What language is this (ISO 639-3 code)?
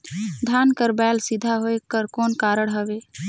hne